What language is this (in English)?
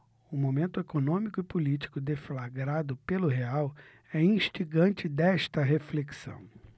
Portuguese